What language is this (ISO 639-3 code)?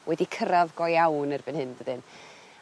cym